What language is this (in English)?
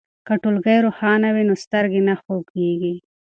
Pashto